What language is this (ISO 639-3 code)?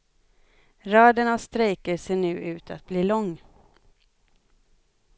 swe